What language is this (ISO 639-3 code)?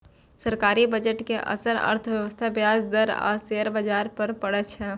mai